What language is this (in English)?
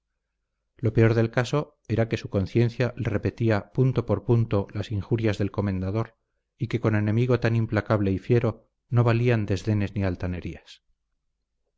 Spanish